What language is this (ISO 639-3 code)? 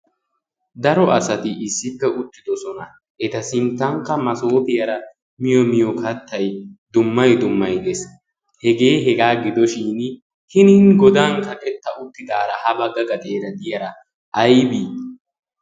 wal